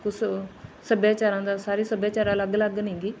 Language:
Punjabi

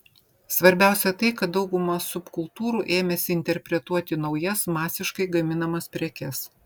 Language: Lithuanian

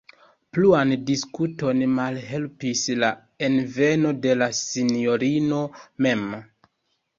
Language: Esperanto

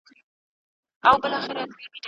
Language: Pashto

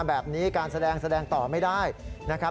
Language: Thai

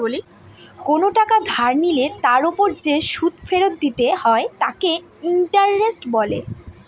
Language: Bangla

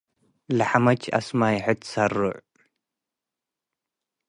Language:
Tigre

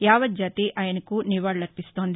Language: Telugu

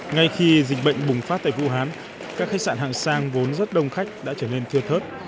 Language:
Vietnamese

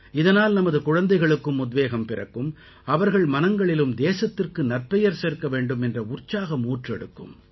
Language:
Tamil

